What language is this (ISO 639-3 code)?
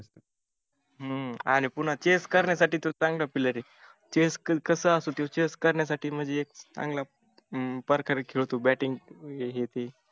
mar